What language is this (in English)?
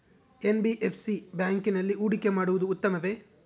Kannada